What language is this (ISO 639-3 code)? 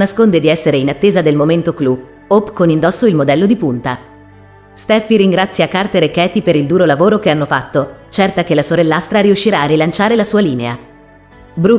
ita